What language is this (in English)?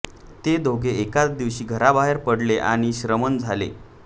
Marathi